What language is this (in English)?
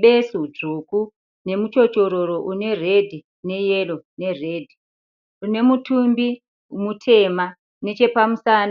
Shona